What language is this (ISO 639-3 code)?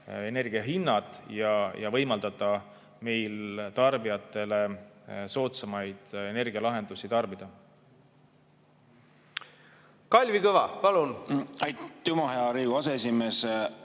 est